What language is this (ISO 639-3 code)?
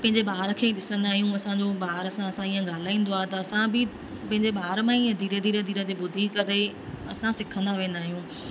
snd